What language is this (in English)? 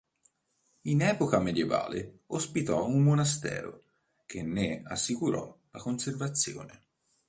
Italian